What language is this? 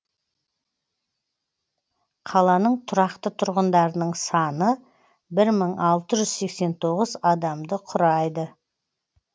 Kazakh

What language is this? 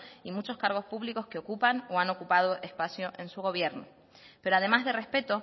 Spanish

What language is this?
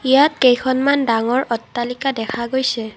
Assamese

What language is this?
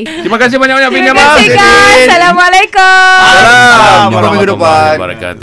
Malay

